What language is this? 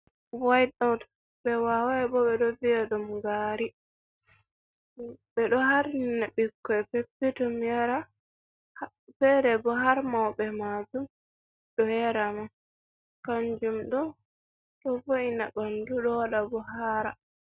Fula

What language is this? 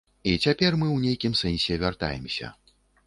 Belarusian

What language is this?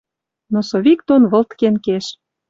Western Mari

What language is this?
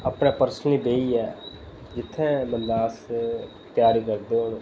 Dogri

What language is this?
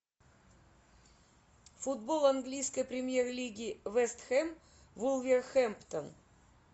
Russian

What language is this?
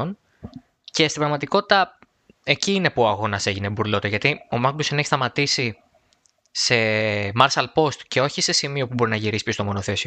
Greek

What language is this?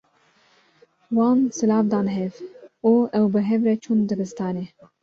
Kurdish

